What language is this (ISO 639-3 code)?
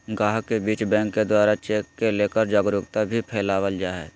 mag